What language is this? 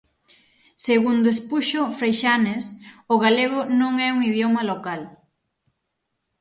Galician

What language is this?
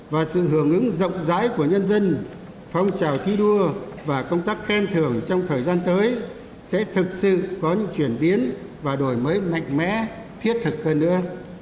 Vietnamese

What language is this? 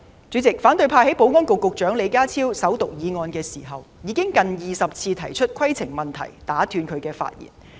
Cantonese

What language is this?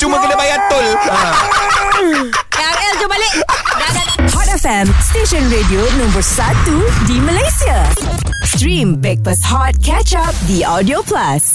Malay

